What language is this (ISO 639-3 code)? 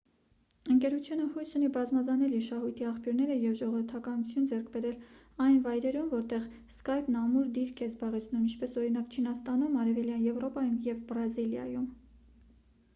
hye